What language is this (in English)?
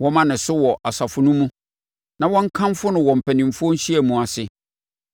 Akan